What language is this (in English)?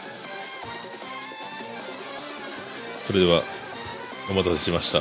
Japanese